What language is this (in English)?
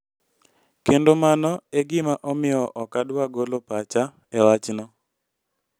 Luo (Kenya and Tanzania)